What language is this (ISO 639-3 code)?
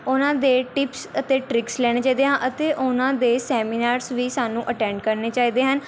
pan